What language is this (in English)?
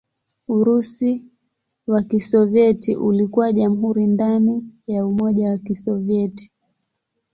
Swahili